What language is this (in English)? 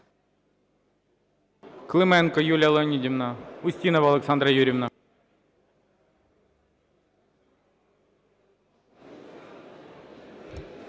Ukrainian